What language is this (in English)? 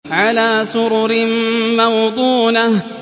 Arabic